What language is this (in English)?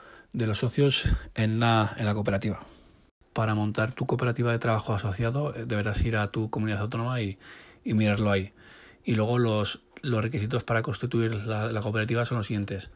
Spanish